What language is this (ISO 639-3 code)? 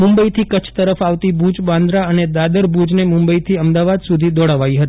guj